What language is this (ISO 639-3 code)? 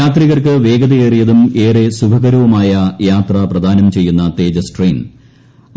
mal